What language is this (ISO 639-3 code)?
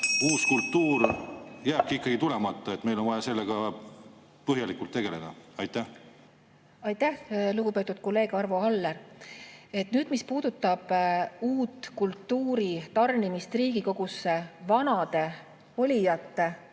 est